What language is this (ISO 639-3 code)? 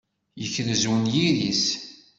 kab